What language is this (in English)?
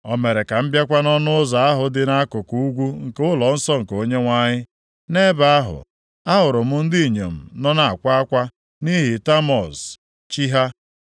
Igbo